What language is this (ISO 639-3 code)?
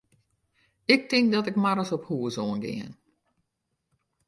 fry